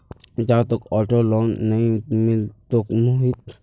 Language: Magahi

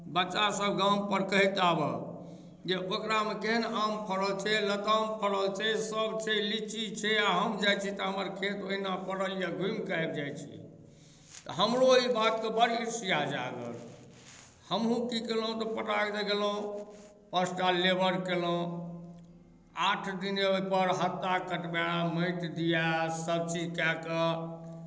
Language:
Maithili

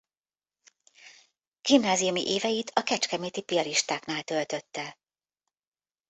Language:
Hungarian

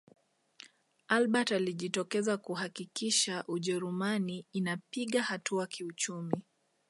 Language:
Swahili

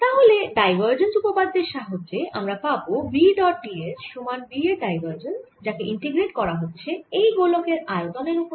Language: Bangla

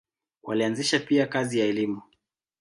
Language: Swahili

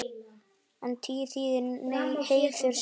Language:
Icelandic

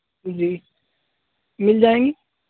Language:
Urdu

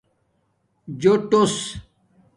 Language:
Domaaki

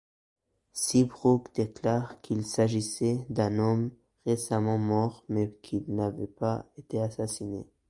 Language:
French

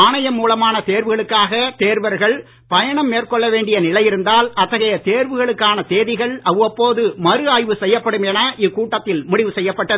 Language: Tamil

